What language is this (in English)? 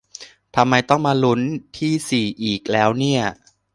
Thai